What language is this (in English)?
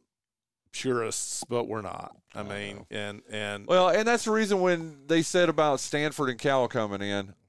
English